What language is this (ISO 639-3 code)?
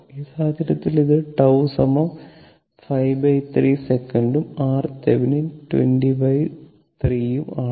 mal